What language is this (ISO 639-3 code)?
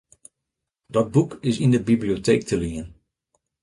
fry